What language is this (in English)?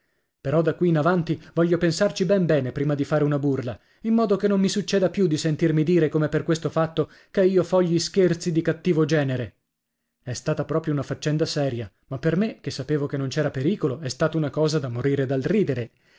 Italian